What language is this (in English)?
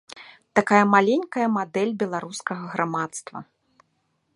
Belarusian